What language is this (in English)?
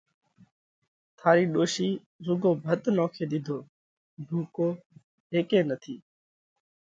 Parkari Koli